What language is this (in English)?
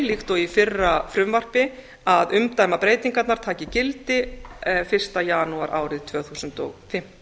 Icelandic